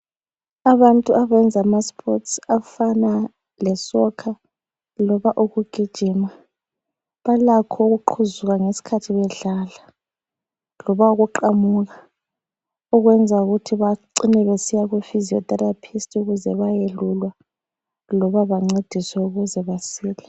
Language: North Ndebele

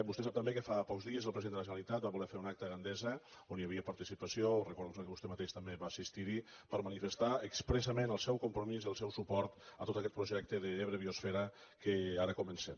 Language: Catalan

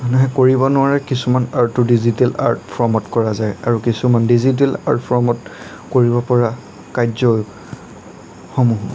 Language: Assamese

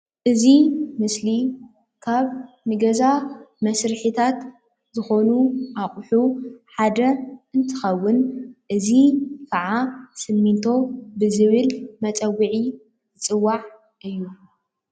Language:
Tigrinya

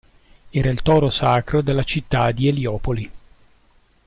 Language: Italian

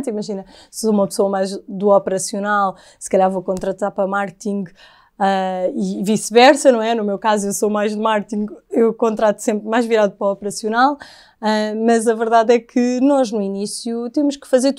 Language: Portuguese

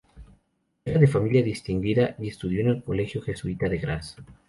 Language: Spanish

